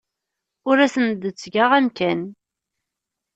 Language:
Kabyle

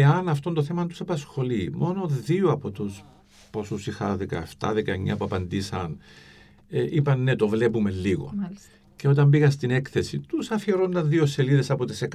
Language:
Greek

